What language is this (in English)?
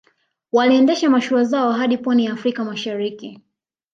Swahili